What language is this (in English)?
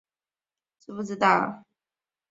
Chinese